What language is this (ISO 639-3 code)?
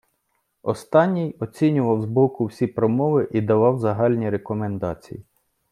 ukr